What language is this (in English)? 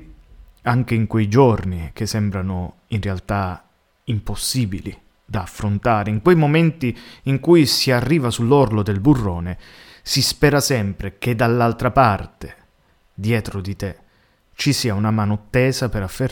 Italian